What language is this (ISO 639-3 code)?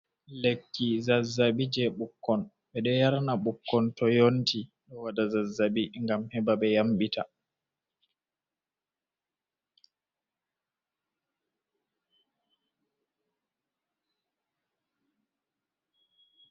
ful